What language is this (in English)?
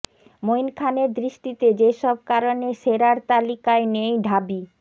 Bangla